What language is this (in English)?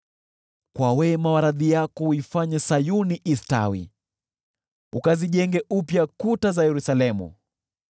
Swahili